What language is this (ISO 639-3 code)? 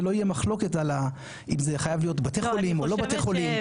heb